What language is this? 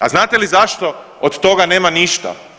Croatian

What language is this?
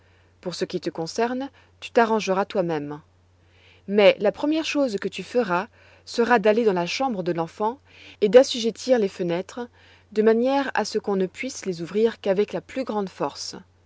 French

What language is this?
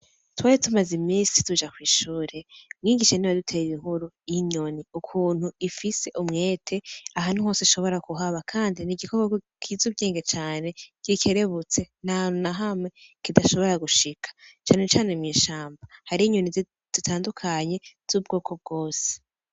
Rundi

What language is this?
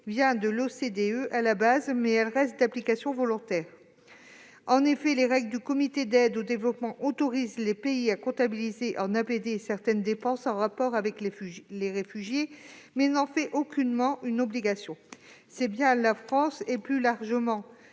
French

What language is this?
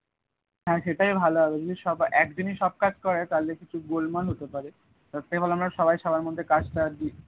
Bangla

